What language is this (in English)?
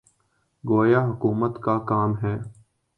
Urdu